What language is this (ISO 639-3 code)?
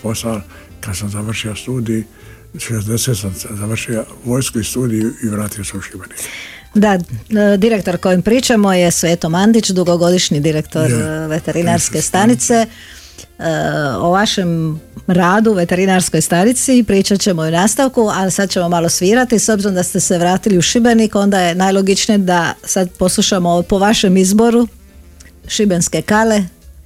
hrv